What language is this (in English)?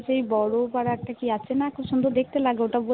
Bangla